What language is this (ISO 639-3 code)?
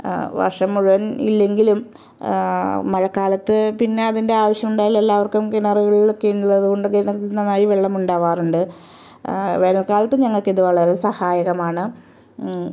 mal